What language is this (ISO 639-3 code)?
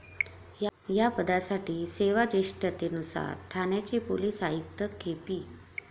mar